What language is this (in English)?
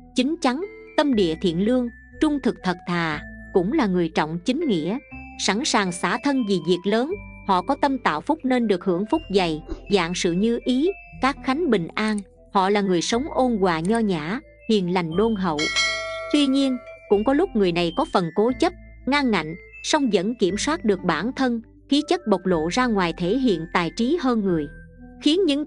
Vietnamese